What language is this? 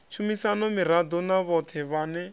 Venda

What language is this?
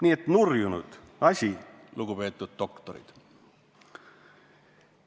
Estonian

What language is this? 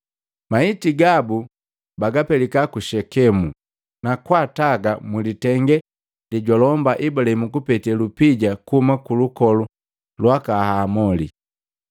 Matengo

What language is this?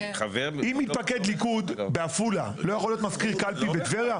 Hebrew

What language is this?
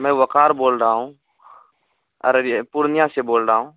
Urdu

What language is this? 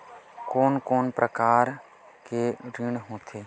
Chhattisgarhi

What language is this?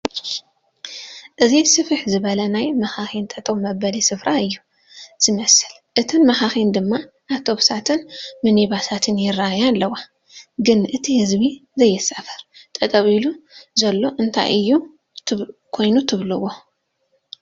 Tigrinya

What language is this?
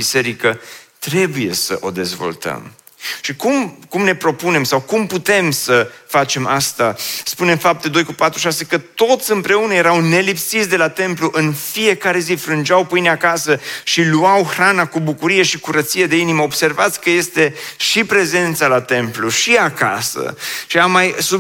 Romanian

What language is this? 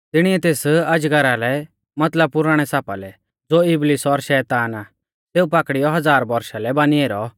Mahasu Pahari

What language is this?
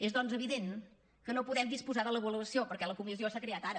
Catalan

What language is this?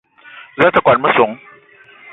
Eton (Cameroon)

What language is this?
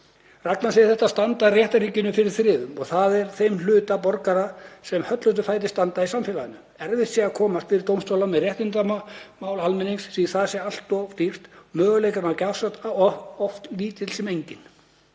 Icelandic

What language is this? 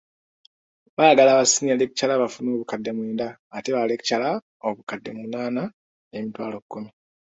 Ganda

